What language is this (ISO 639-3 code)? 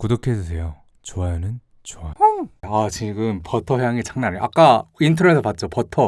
kor